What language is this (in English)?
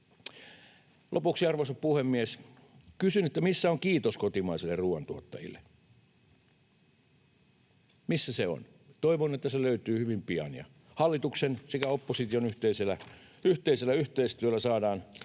Finnish